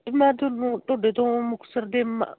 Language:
Punjabi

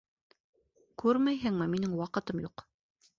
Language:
Bashkir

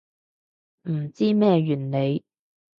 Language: Cantonese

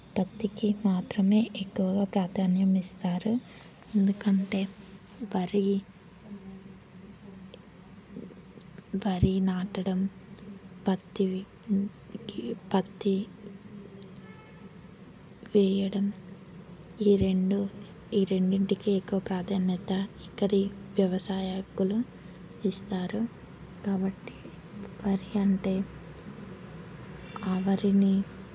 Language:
Telugu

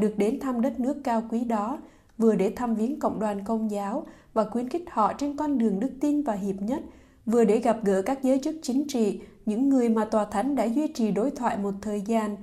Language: Vietnamese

